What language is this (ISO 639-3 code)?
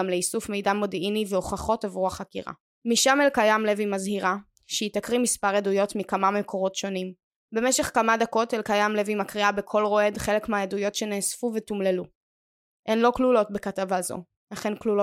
heb